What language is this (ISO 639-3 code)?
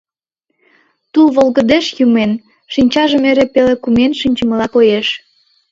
chm